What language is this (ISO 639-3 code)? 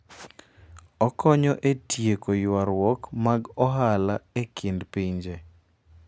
luo